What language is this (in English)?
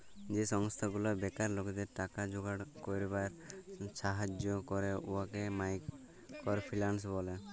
Bangla